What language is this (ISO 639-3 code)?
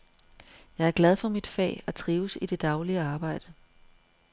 dan